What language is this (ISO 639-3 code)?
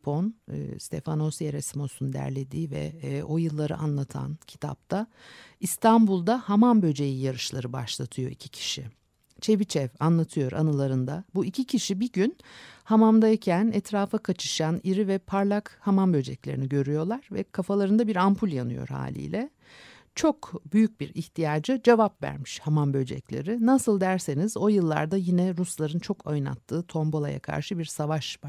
tur